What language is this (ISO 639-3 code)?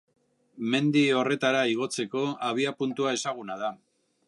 eus